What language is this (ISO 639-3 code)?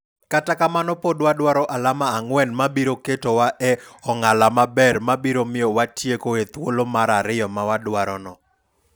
luo